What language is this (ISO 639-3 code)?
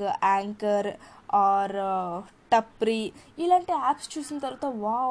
tel